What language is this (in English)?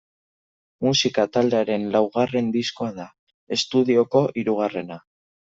Basque